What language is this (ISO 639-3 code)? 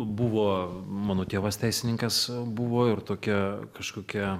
lit